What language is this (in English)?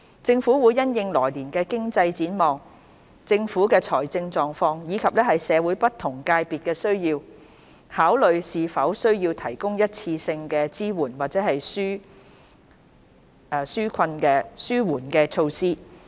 Cantonese